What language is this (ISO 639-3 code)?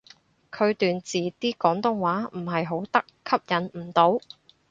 yue